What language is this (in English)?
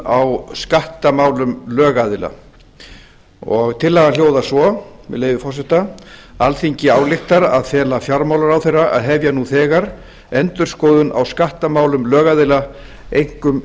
Icelandic